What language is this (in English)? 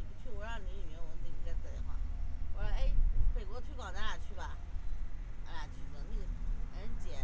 Chinese